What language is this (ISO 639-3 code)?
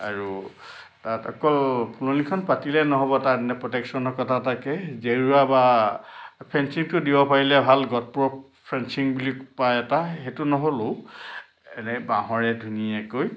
asm